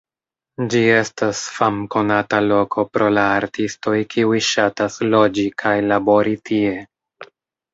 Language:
Esperanto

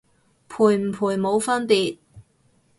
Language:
Cantonese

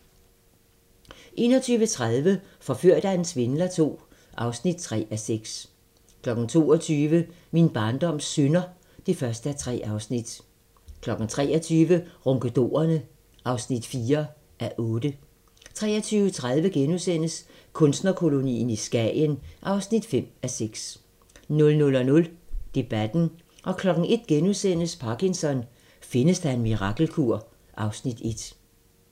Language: Danish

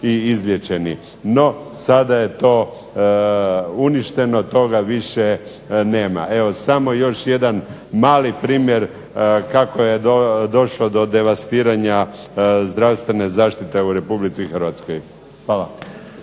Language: Croatian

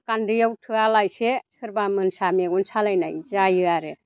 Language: Bodo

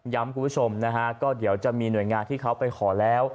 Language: Thai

